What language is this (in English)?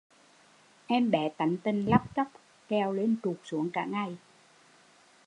Vietnamese